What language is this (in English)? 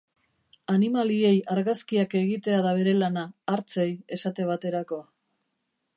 Basque